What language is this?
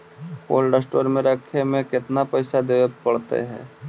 Magahi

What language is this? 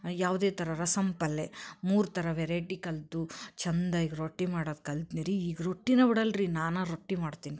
Kannada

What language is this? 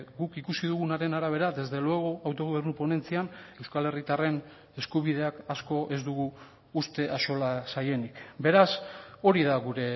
Basque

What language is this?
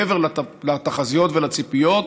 Hebrew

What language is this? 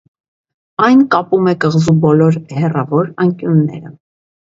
Armenian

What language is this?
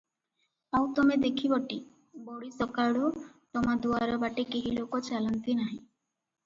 Odia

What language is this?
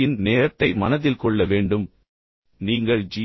Tamil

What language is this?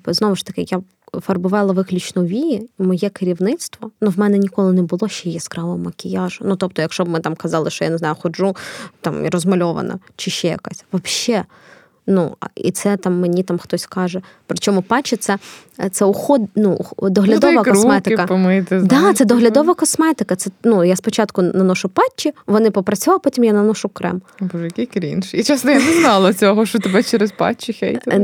Ukrainian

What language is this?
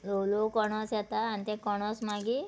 Konkani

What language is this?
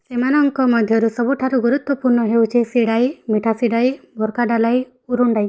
Odia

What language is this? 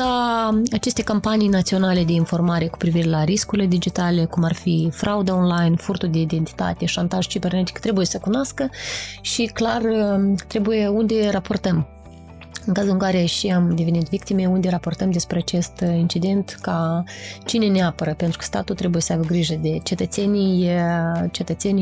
Romanian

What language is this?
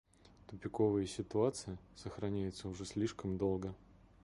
Russian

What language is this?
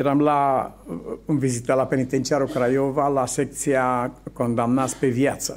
Romanian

